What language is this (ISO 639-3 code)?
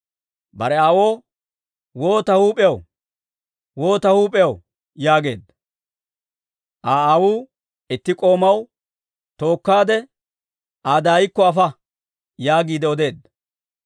dwr